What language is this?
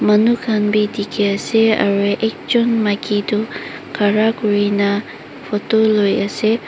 Naga Pidgin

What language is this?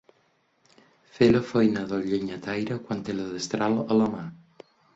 Catalan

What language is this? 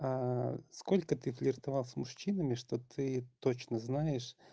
Russian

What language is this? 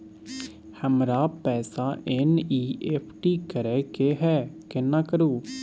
Maithili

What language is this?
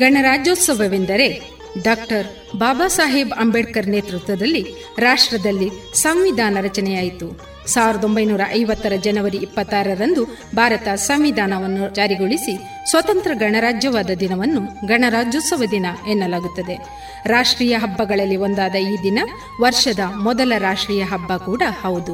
Kannada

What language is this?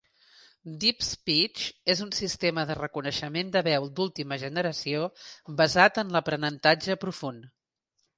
Catalan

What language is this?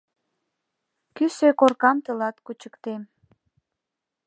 Mari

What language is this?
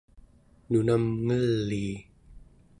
Central Yupik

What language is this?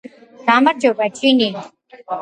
Georgian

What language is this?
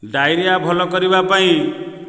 Odia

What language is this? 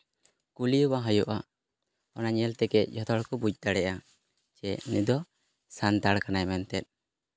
Santali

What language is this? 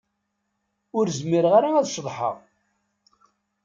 Kabyle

